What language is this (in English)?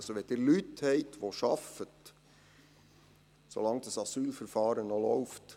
Swiss German